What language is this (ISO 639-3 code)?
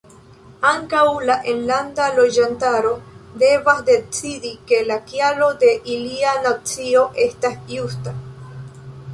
epo